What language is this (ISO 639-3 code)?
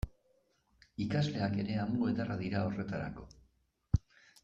eus